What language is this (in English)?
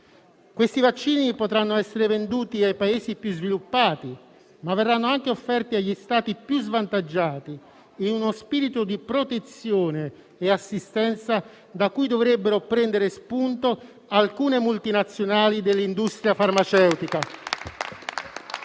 Italian